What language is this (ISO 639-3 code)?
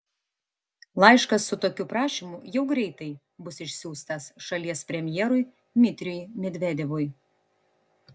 lit